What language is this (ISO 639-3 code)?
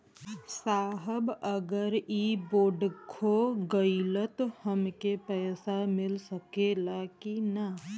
bho